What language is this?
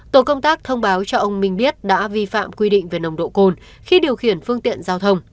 Vietnamese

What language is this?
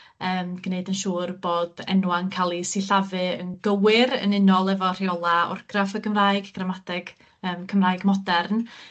Welsh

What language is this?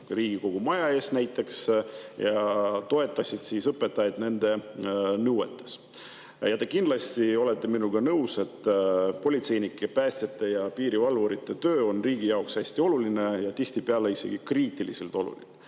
Estonian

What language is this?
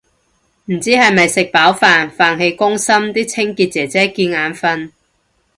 Cantonese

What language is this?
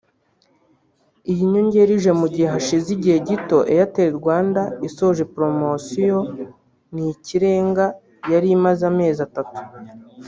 Kinyarwanda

